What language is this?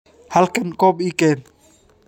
Somali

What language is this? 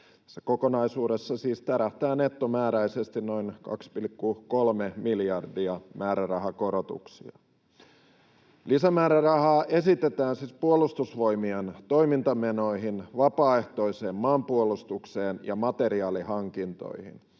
Finnish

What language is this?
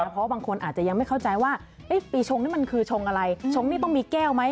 Thai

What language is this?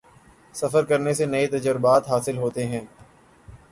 Urdu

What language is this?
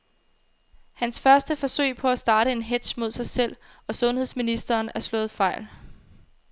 Danish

